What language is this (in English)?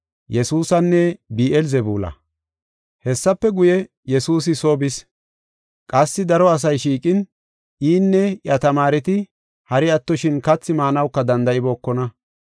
Gofa